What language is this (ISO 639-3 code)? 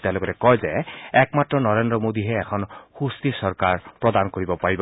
asm